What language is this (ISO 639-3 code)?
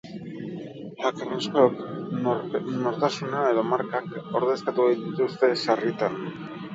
eus